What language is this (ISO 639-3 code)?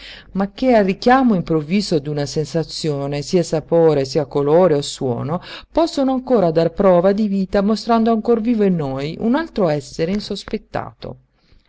ita